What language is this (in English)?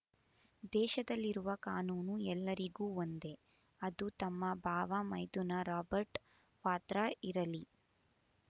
Kannada